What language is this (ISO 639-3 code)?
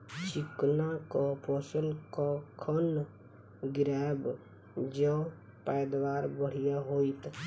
mai